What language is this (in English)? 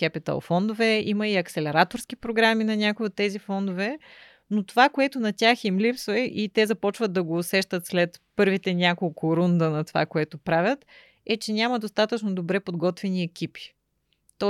Bulgarian